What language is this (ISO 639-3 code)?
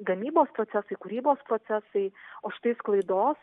lit